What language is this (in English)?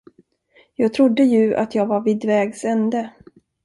Swedish